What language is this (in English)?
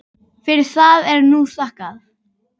Icelandic